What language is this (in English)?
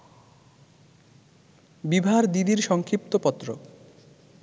Bangla